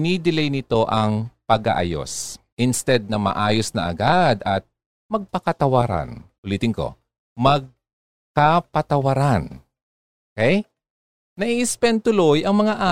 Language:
Filipino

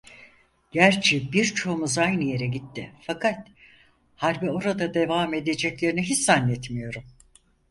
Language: Turkish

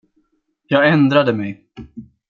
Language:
Swedish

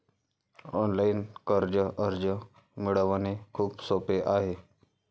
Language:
Marathi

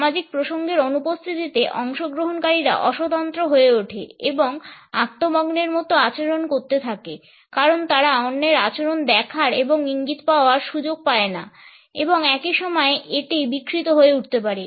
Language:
Bangla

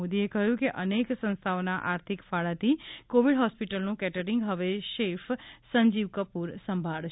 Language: Gujarati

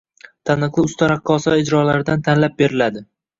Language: Uzbek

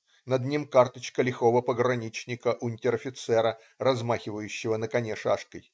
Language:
Russian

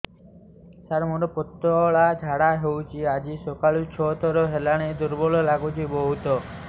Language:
Odia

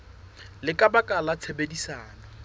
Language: Southern Sotho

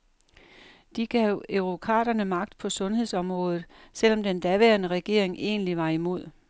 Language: Danish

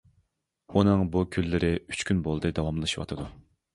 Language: Uyghur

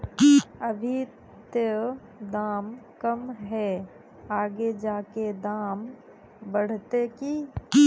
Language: Magahi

